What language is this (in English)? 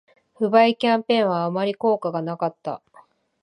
Japanese